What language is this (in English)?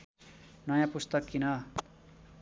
Nepali